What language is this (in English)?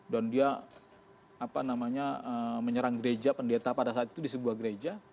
Indonesian